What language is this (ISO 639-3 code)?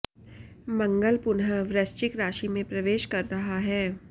hin